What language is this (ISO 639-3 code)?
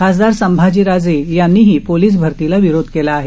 mar